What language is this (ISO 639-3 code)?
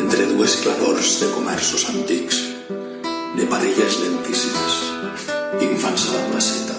cat